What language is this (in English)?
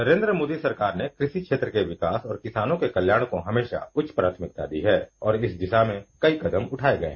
Hindi